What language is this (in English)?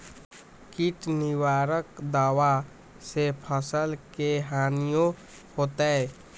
Magahi